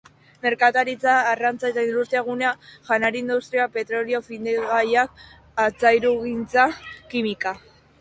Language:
Basque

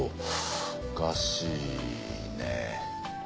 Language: Japanese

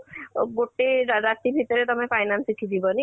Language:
Odia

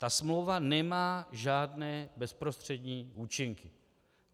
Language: Czech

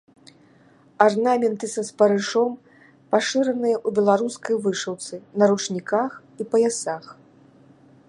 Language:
Belarusian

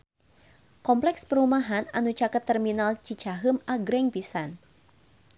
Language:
Sundanese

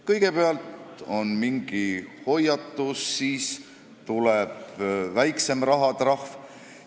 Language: Estonian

